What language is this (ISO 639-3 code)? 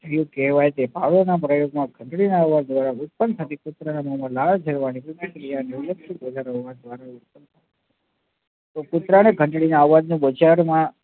guj